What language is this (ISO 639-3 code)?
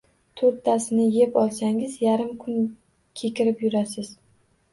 uzb